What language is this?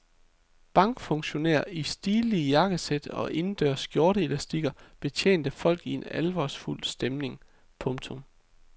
Danish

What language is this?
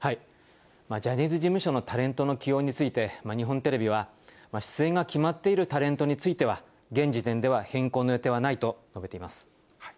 Japanese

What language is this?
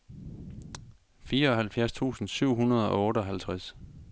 Danish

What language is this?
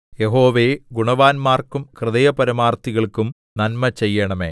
Malayalam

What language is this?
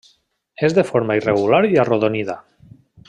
Catalan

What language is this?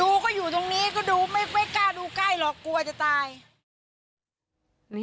Thai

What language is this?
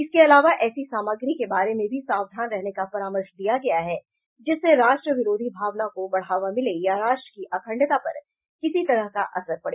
Hindi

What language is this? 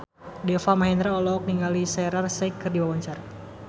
Sundanese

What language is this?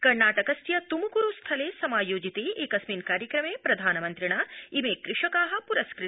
Sanskrit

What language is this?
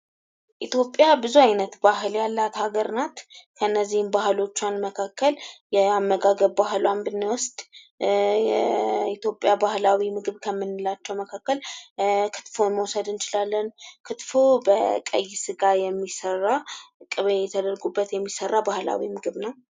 Amharic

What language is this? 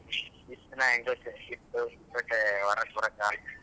Kannada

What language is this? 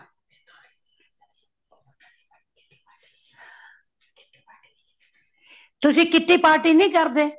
Punjabi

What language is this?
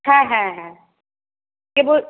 Bangla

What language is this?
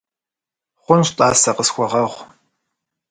Kabardian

